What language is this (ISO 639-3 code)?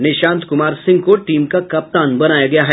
hin